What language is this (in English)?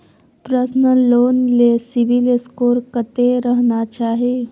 Maithili